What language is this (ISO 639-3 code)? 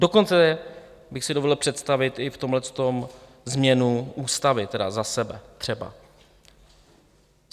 ces